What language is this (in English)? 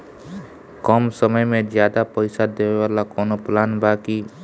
Bhojpuri